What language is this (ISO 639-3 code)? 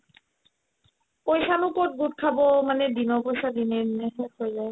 asm